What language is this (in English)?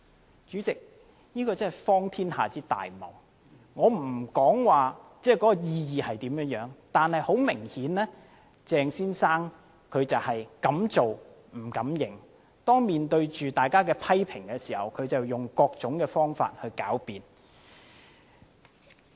Cantonese